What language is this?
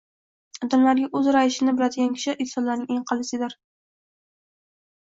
Uzbek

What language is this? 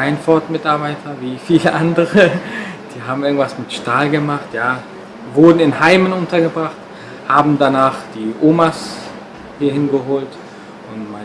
German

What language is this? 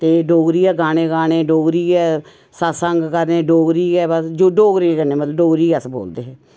Dogri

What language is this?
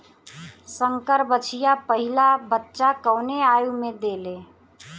Bhojpuri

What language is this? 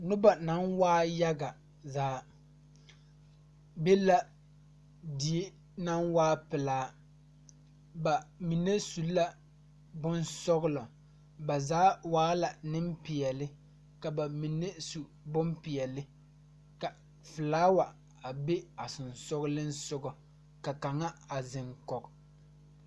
Southern Dagaare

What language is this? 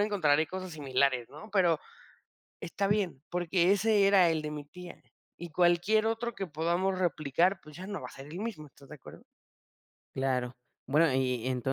Spanish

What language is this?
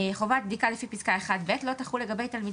Hebrew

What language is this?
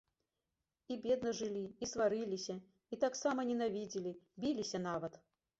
Belarusian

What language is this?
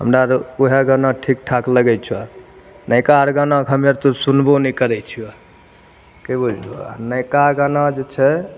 Maithili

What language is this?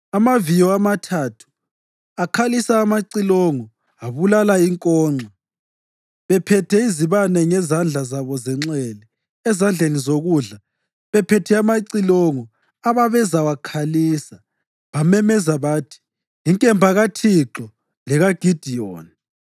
North Ndebele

